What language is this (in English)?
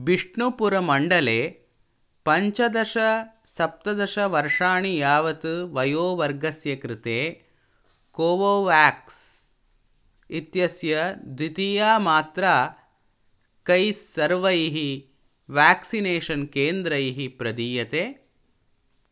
Sanskrit